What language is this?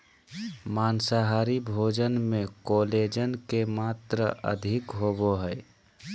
Magahi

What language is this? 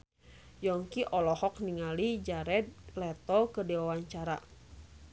Sundanese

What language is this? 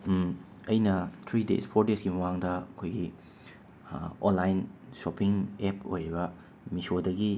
Manipuri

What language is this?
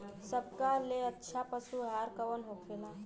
Bhojpuri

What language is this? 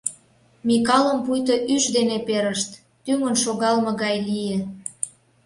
Mari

